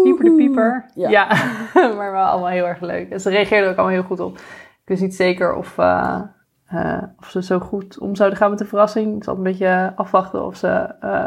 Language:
Dutch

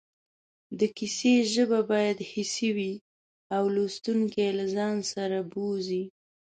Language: Pashto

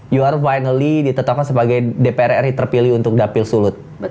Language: Indonesian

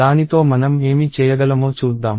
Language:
Telugu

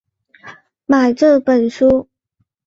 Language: Chinese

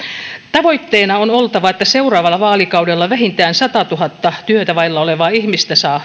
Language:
Finnish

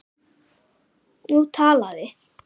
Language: Icelandic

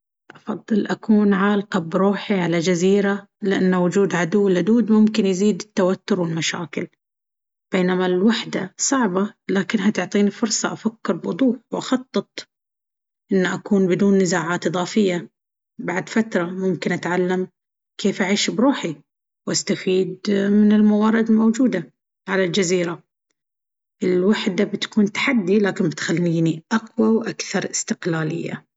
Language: Baharna Arabic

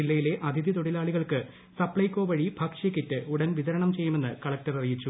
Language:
Malayalam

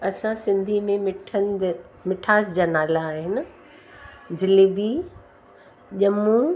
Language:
Sindhi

